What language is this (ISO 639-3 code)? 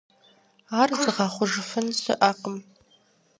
kbd